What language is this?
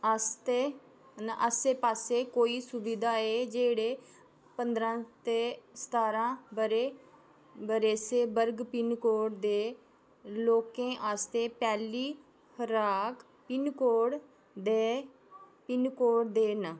Dogri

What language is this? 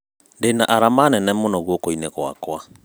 Kikuyu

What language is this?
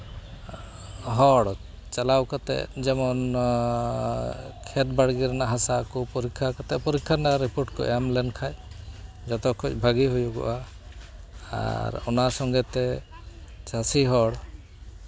Santali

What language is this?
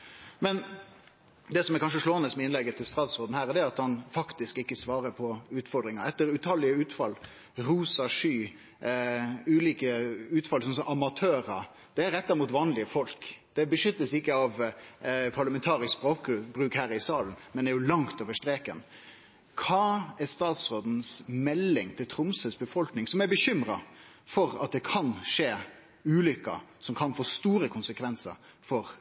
Norwegian Nynorsk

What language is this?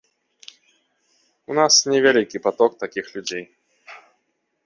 Belarusian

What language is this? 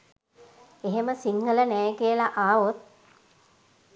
Sinhala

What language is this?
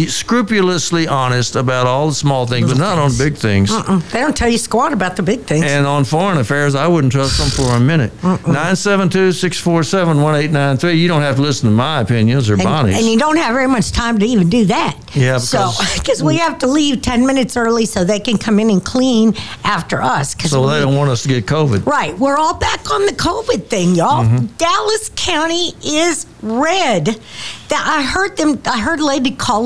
English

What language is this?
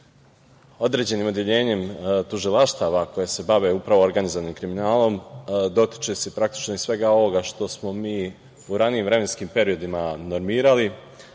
Serbian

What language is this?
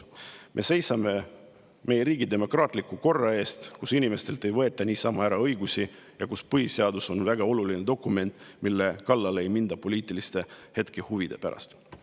Estonian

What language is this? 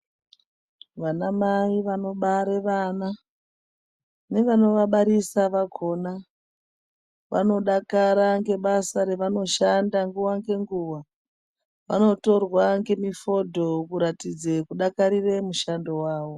Ndau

